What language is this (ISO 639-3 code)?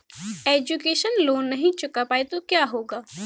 hin